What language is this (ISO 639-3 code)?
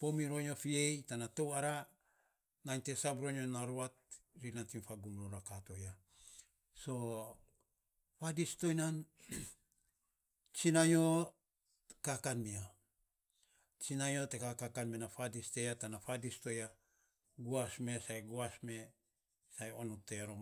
sps